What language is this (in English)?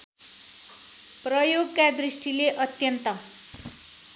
Nepali